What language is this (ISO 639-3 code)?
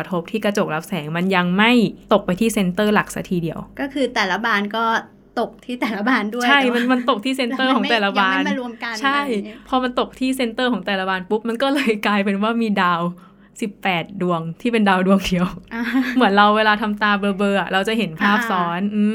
tha